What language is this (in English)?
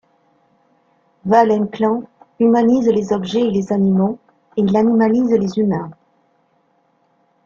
French